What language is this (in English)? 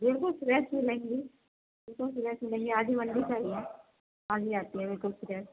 Urdu